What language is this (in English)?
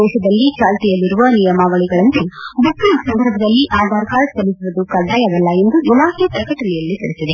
Kannada